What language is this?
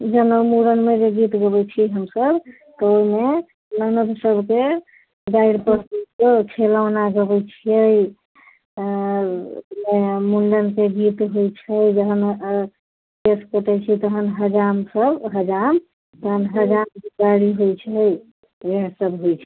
Maithili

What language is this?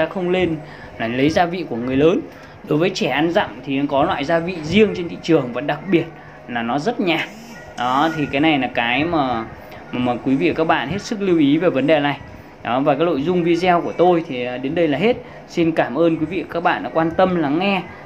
Vietnamese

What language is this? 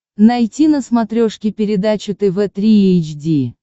Russian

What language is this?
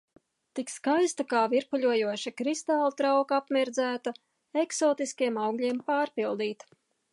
Latvian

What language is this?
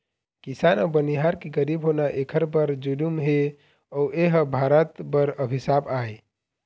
Chhattisgarhi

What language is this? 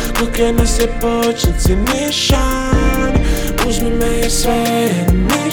Croatian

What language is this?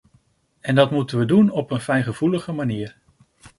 Dutch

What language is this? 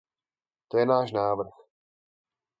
Czech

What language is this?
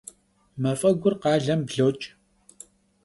Kabardian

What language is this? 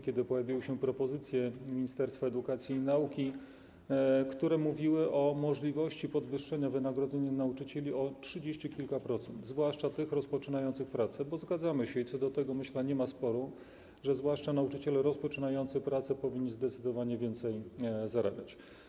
Polish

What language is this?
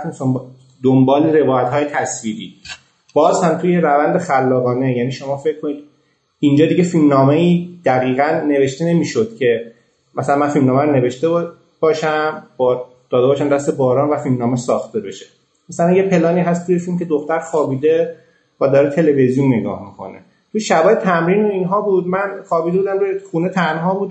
Persian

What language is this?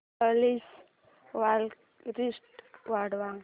Marathi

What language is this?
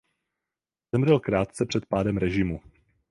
Czech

